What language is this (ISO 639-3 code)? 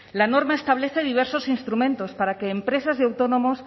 spa